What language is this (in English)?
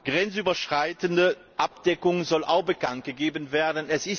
German